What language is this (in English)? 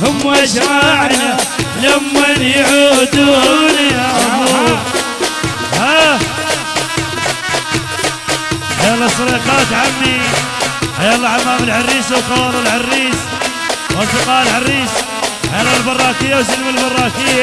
Arabic